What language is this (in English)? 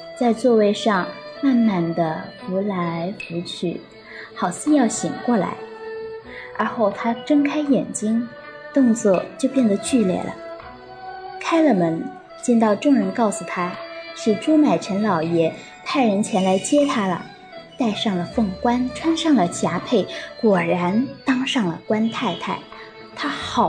Chinese